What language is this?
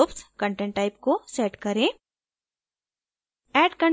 Hindi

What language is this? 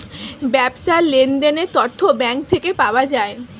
Bangla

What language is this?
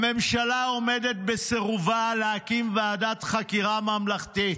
Hebrew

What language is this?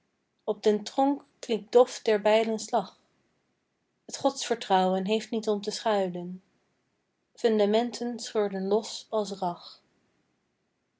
Dutch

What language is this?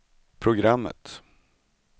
Swedish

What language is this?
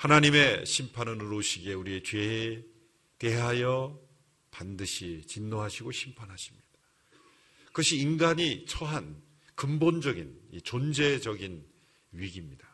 Korean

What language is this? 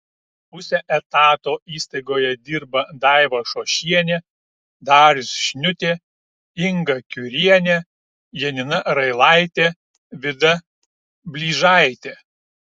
Lithuanian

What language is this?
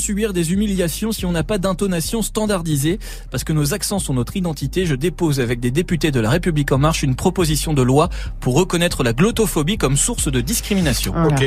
French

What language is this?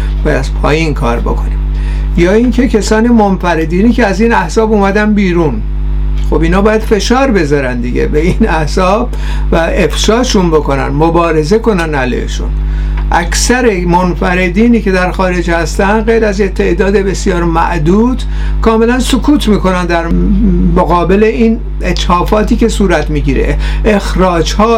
Persian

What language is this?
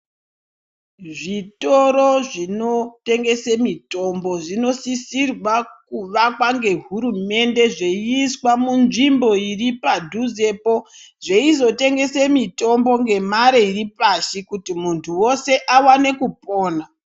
Ndau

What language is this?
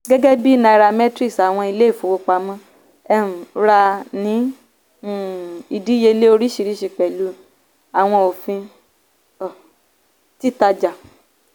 Yoruba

